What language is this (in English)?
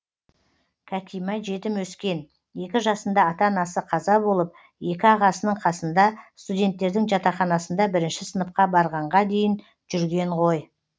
Kazakh